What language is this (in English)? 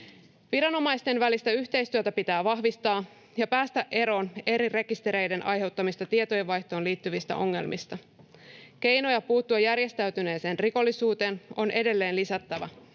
Finnish